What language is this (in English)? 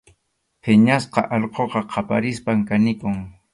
Arequipa-La Unión Quechua